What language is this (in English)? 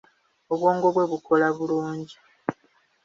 Ganda